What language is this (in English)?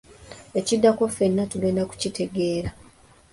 Ganda